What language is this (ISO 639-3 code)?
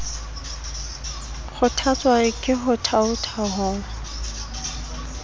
sot